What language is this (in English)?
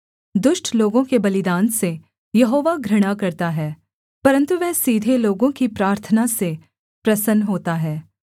Hindi